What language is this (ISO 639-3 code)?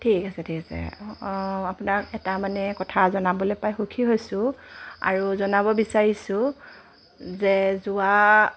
asm